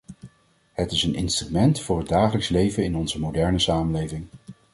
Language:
Dutch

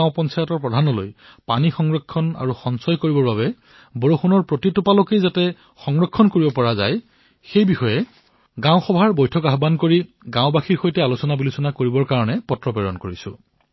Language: Assamese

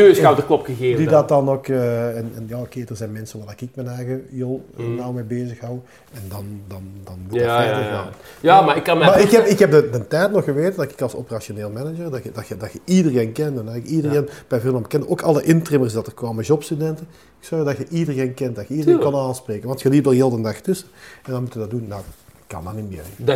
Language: Dutch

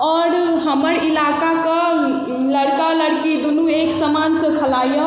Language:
Maithili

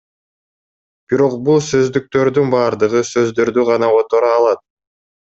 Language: Kyrgyz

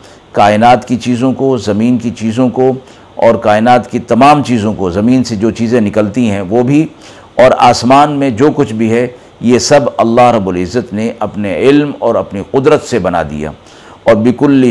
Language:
Urdu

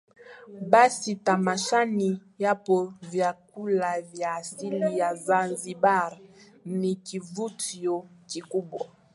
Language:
Swahili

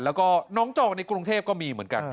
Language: Thai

